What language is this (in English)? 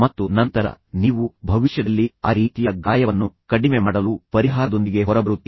Kannada